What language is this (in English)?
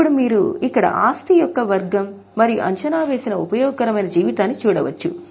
Telugu